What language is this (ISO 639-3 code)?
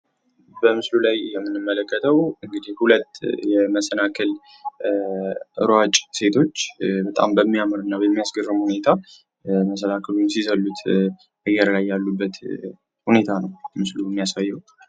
amh